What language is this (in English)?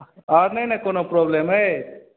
Maithili